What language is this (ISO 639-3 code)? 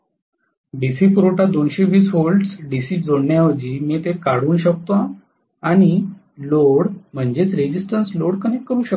mar